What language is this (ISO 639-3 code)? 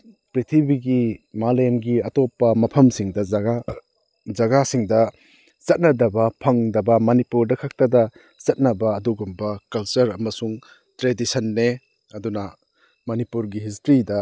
mni